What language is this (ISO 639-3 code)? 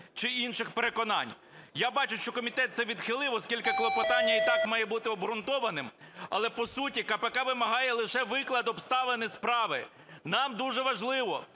ukr